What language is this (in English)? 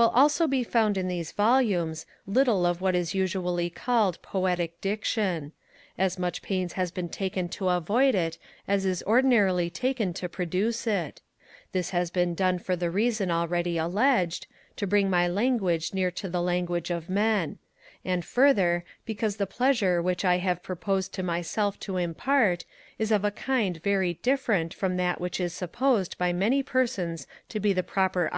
English